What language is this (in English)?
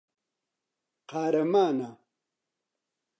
Central Kurdish